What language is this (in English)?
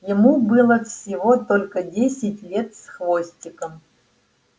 Russian